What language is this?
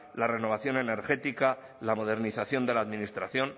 Spanish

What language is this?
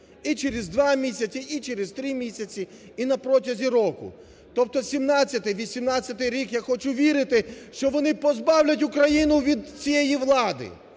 Ukrainian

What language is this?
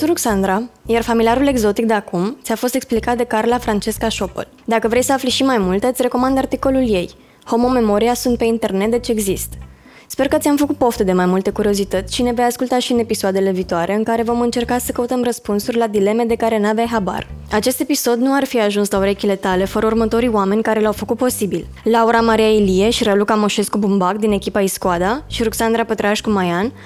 Romanian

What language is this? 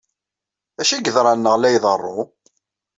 Kabyle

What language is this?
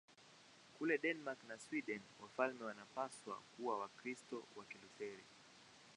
Swahili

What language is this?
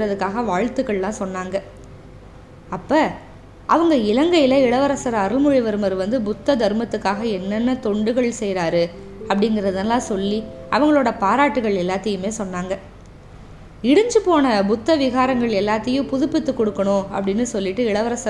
Tamil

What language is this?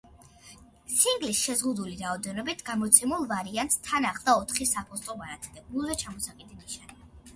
Georgian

